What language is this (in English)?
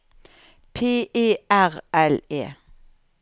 Norwegian